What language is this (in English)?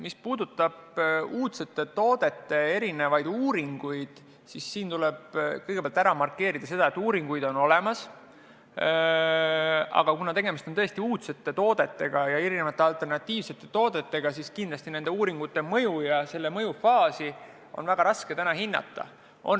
Estonian